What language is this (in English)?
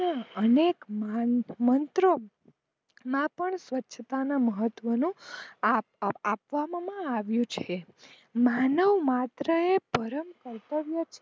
Gujarati